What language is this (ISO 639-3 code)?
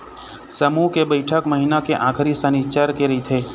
hne